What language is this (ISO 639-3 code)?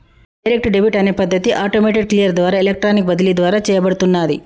tel